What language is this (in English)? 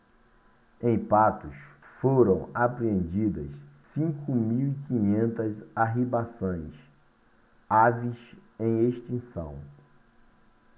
Portuguese